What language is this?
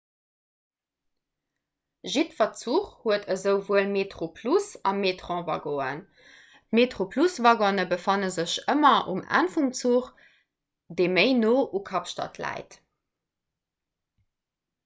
Luxembourgish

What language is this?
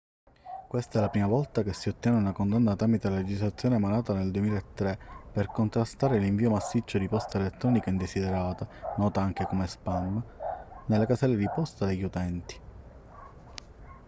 Italian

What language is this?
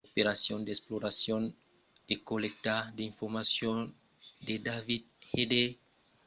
Occitan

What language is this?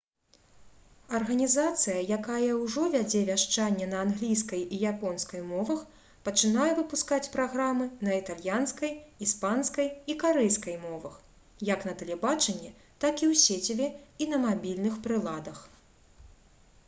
Belarusian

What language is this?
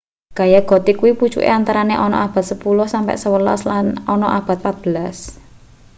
Javanese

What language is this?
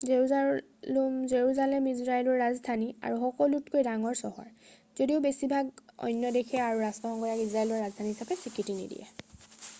Assamese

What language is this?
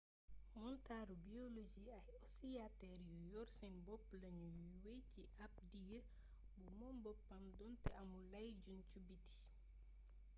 Wolof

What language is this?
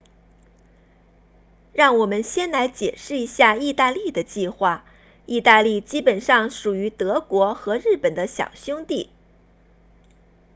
Chinese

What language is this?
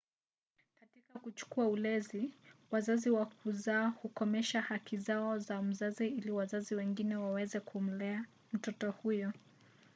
Swahili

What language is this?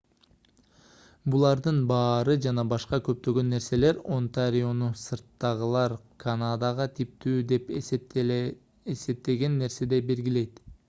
Kyrgyz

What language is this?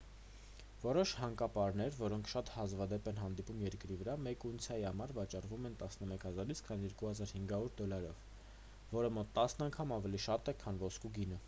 Armenian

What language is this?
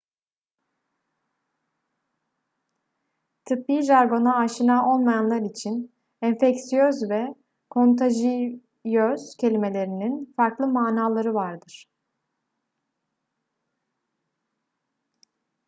Turkish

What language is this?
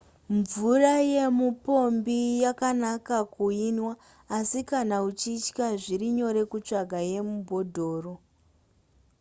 Shona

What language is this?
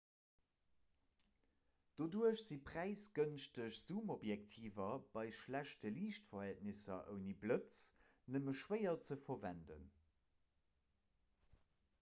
Luxembourgish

